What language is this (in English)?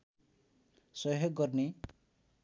Nepali